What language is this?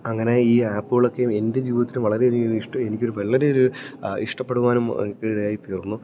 Malayalam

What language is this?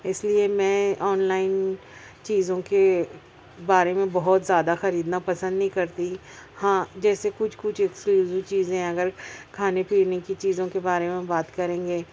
Urdu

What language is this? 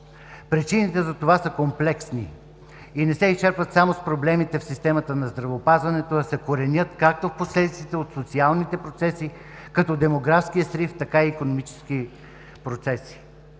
Bulgarian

